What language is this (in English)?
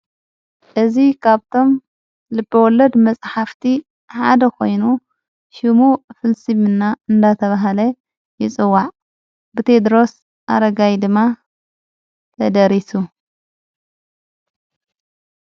Tigrinya